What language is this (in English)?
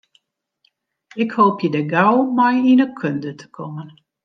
Western Frisian